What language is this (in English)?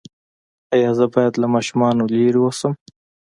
Pashto